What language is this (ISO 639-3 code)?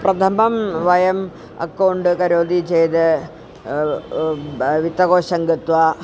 san